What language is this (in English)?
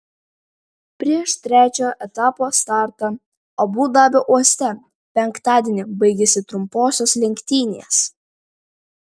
Lithuanian